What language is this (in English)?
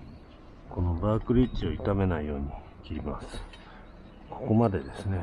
Japanese